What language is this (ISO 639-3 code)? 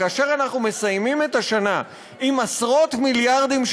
heb